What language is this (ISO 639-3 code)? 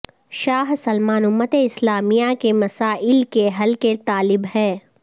urd